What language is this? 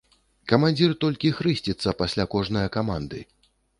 Belarusian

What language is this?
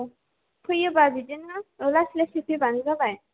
Bodo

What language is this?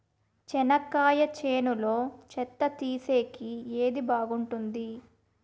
Telugu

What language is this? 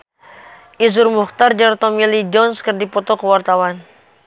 Sundanese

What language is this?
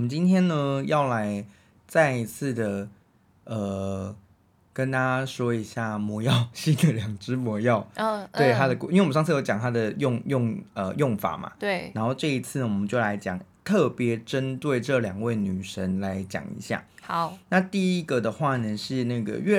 Chinese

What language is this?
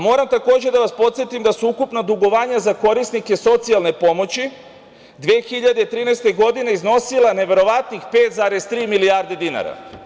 Serbian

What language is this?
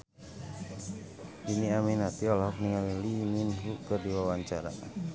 Sundanese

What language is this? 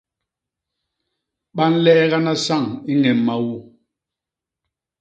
Basaa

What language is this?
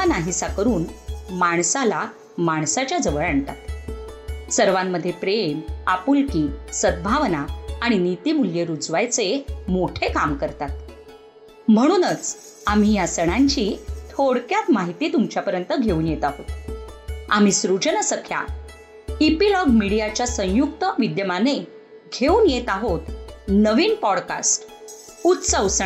Marathi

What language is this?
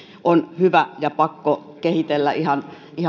Finnish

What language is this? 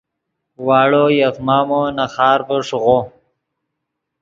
Yidgha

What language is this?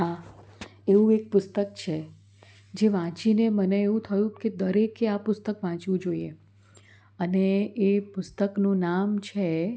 Gujarati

